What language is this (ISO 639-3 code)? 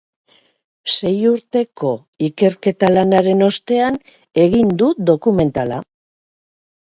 eus